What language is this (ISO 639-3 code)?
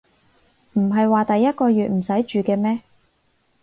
yue